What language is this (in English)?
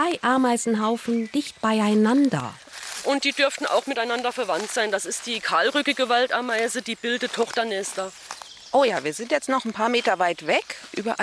German